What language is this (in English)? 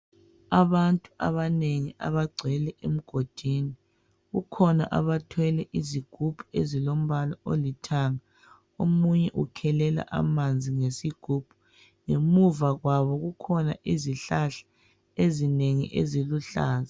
North Ndebele